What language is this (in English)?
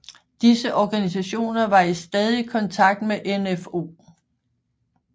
Danish